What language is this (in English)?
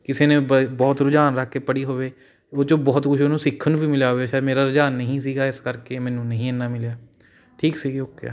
Punjabi